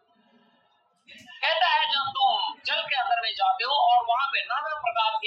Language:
Hindi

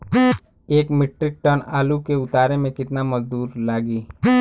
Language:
Bhojpuri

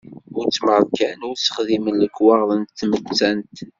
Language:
Kabyle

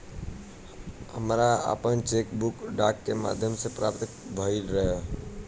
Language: Bhojpuri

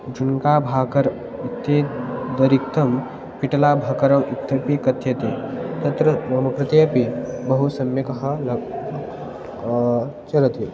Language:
Sanskrit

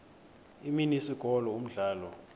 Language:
Xhosa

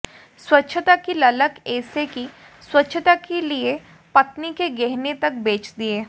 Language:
Hindi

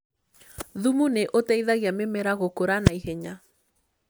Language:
Kikuyu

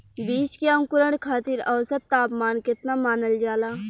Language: Bhojpuri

